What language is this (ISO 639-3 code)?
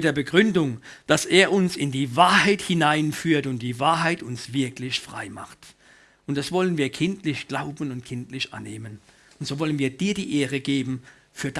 deu